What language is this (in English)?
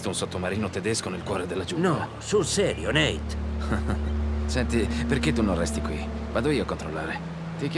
Italian